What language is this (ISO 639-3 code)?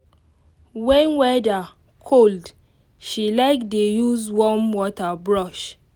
pcm